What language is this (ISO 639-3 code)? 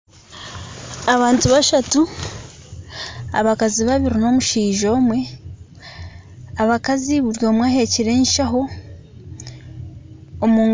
nyn